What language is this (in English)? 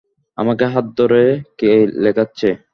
Bangla